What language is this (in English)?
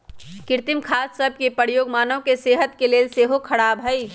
Magahi